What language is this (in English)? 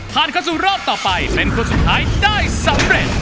Thai